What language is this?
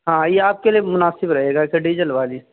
Urdu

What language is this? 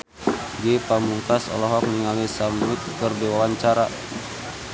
Sundanese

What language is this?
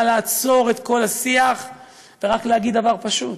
Hebrew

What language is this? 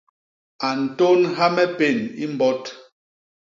Basaa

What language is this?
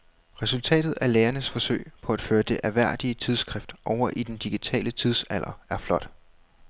Danish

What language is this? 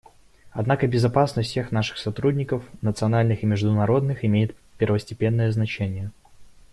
Russian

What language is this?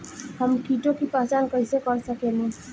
Bhojpuri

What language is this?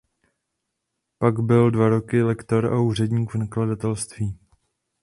Czech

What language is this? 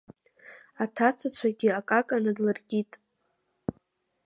Abkhazian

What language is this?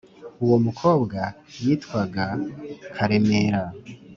Kinyarwanda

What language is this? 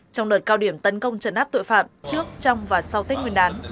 Vietnamese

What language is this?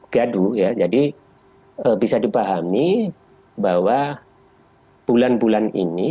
Indonesian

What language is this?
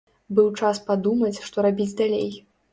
Belarusian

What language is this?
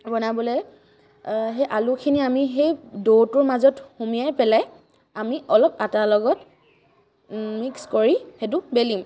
Assamese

